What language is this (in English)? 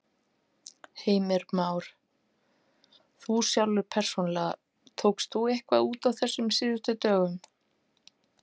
Icelandic